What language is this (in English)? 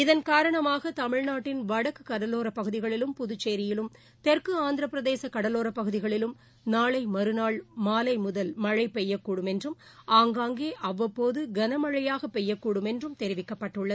Tamil